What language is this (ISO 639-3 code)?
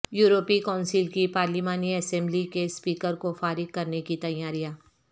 urd